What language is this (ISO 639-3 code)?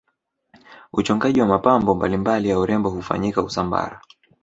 swa